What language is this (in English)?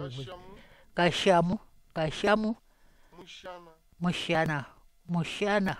Korean